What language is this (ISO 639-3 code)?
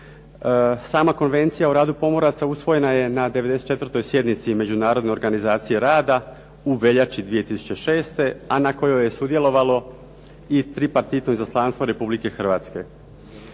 hrv